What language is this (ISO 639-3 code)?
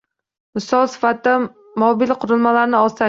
uzb